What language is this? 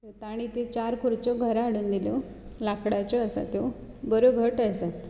Konkani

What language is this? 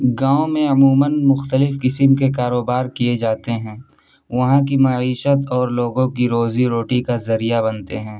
Urdu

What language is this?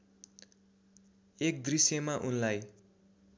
Nepali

